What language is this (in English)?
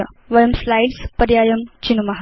Sanskrit